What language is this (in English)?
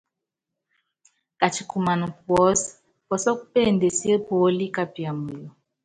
Yangben